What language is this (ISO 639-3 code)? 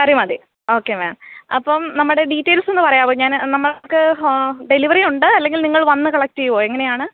mal